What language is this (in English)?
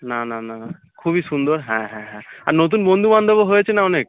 Bangla